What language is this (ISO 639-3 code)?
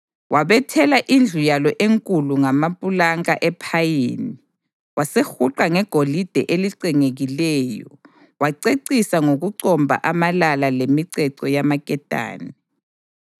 nde